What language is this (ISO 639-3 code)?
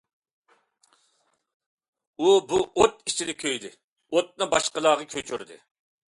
uig